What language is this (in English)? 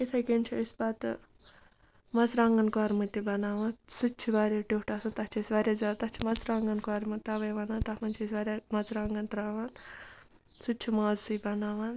Kashmiri